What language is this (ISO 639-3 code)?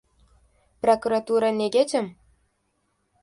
uzb